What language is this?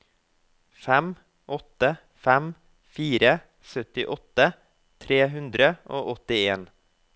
Norwegian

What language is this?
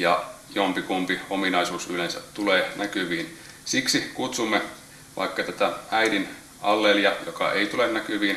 Finnish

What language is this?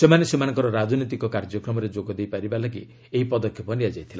Odia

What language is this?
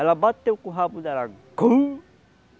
Portuguese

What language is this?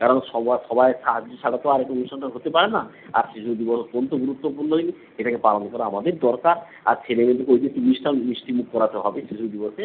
Bangla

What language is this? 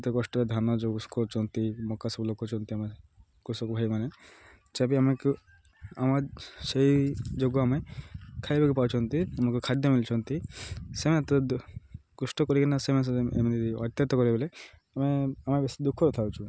Odia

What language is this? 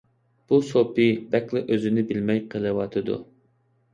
Uyghur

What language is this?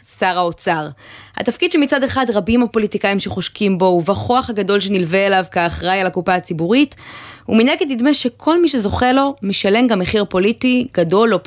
Hebrew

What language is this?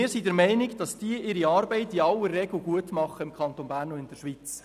Swiss German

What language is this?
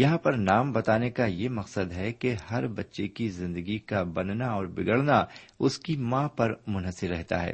Urdu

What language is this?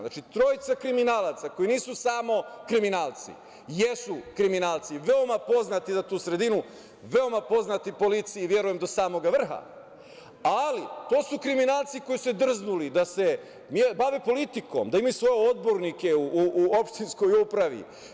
Serbian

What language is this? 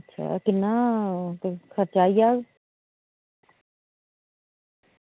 Dogri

